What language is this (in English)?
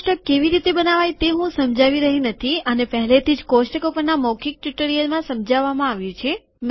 Gujarati